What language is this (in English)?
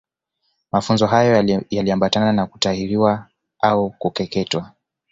Swahili